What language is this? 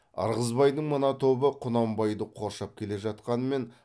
Kazakh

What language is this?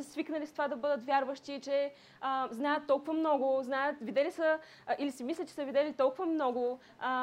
Bulgarian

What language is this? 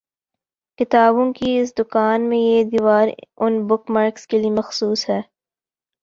Urdu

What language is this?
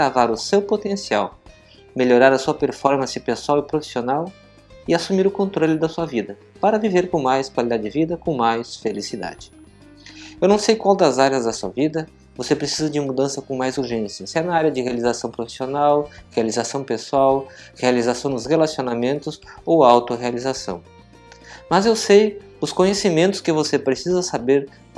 Portuguese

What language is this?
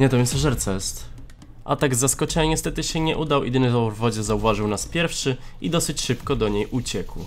Polish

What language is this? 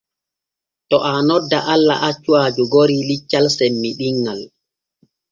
Borgu Fulfulde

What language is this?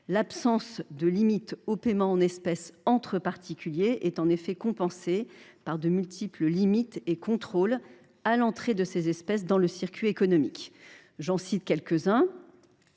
French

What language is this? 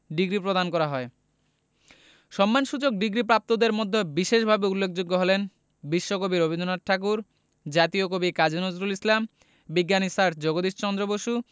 Bangla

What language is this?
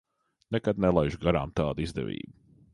Latvian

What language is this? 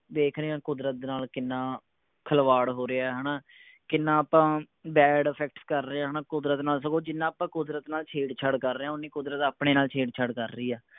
Punjabi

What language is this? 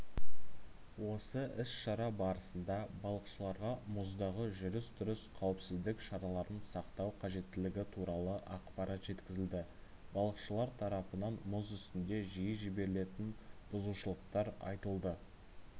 Kazakh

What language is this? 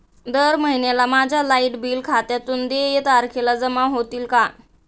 Marathi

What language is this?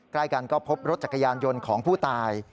Thai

